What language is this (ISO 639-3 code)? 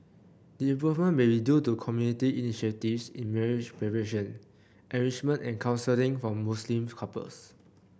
eng